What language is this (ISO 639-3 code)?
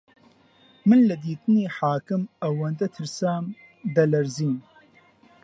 ckb